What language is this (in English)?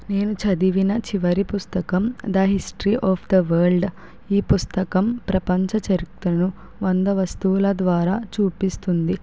Telugu